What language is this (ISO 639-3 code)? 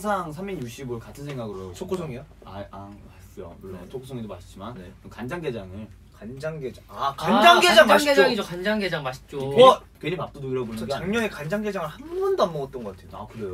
kor